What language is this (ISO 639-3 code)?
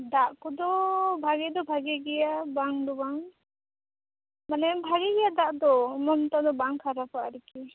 sat